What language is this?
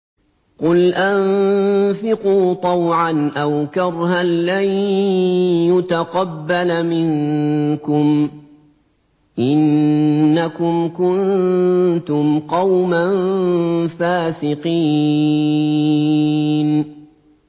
Arabic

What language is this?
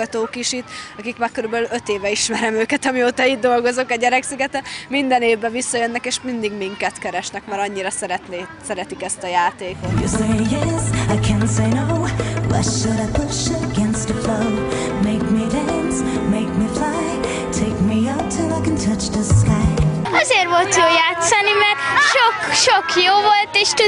Hungarian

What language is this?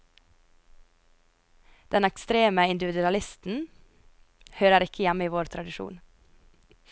Norwegian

